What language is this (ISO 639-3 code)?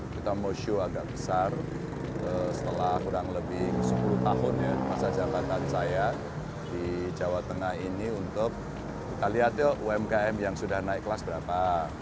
ind